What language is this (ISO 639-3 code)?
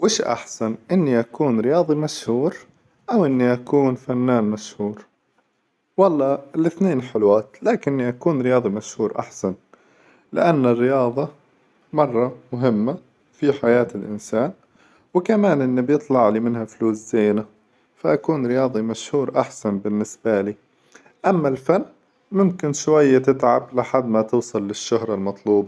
acw